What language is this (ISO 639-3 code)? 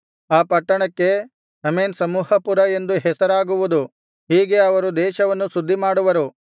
kan